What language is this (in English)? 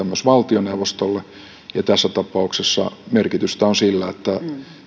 Finnish